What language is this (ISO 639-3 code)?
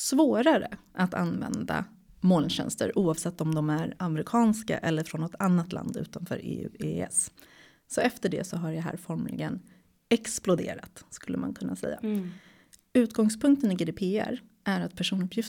swe